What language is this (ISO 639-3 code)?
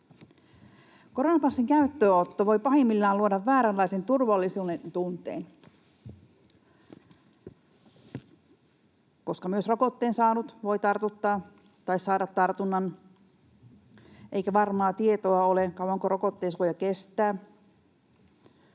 fin